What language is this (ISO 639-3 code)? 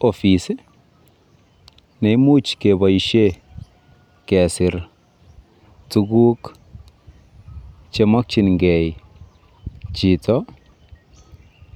kln